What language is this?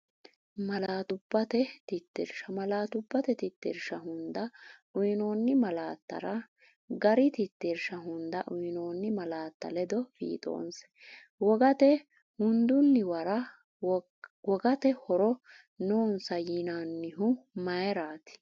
Sidamo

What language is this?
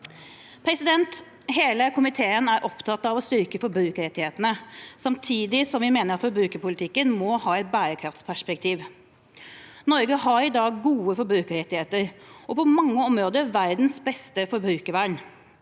Norwegian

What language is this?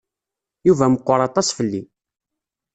Kabyle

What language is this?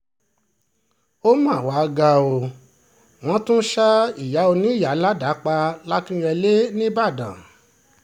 Yoruba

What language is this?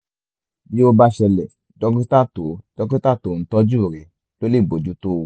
Yoruba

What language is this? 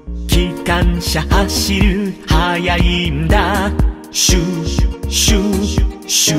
Japanese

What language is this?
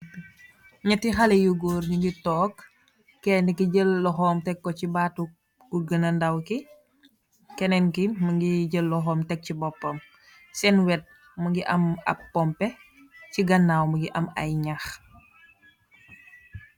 Wolof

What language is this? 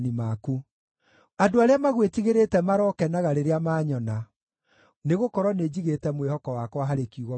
Kikuyu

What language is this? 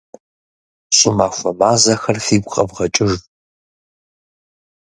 Kabardian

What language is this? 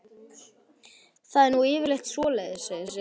Icelandic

